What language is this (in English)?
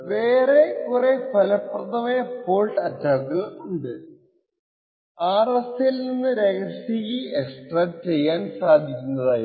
Malayalam